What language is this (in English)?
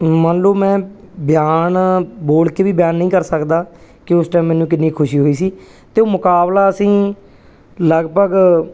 Punjabi